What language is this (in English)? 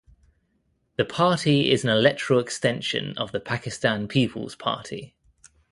English